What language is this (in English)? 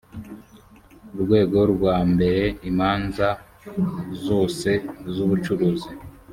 Kinyarwanda